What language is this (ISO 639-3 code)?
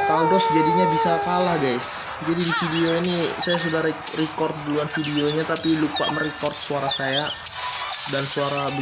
ind